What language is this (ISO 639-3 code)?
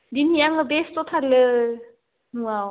brx